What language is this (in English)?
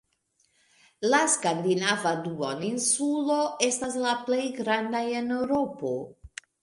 Esperanto